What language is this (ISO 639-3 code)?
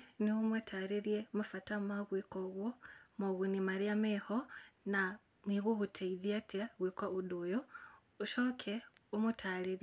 kik